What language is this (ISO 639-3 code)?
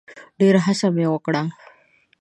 pus